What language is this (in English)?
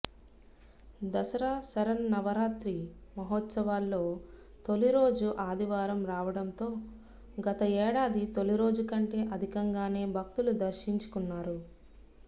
Telugu